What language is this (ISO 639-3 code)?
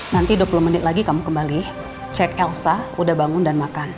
ind